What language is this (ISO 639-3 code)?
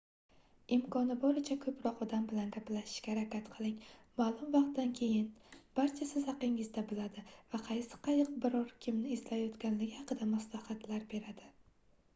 uzb